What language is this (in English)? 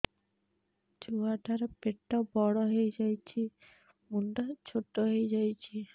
Odia